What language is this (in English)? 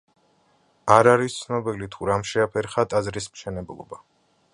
Georgian